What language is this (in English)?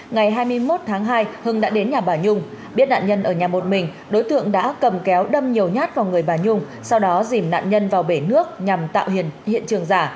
Vietnamese